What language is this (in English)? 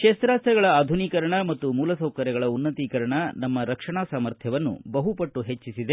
Kannada